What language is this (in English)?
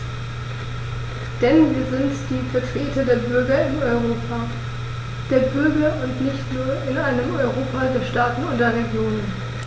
German